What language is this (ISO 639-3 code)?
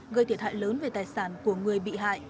vie